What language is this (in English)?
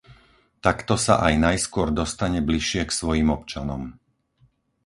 Slovak